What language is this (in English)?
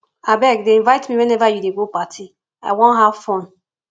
Nigerian Pidgin